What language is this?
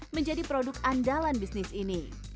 Indonesian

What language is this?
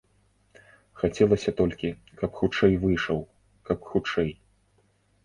Belarusian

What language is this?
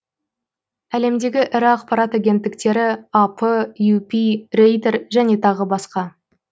Kazakh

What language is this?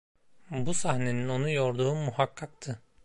Turkish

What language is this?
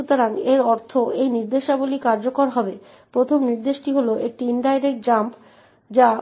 Bangla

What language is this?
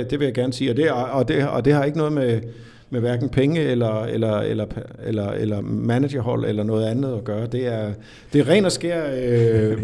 Danish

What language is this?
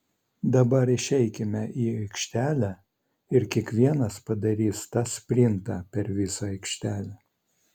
Lithuanian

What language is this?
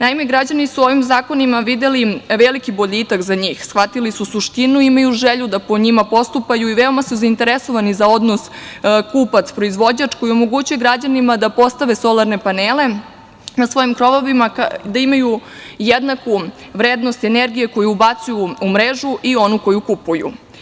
Serbian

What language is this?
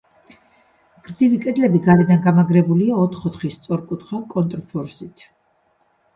Georgian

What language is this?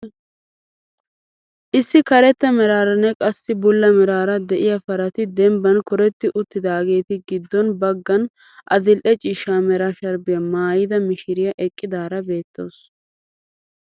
Wolaytta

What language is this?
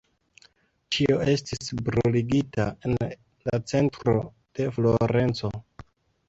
Esperanto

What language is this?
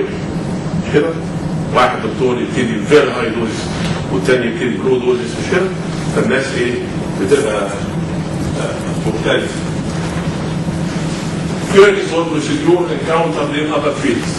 Arabic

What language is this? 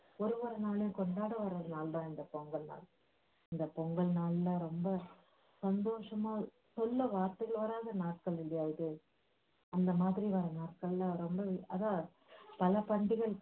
Tamil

